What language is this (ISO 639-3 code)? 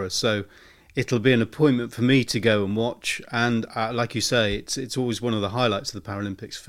eng